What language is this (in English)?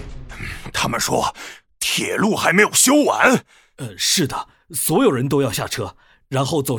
Chinese